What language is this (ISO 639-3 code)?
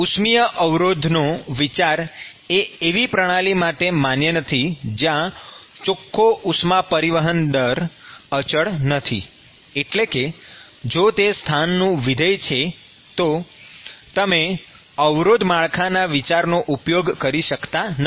guj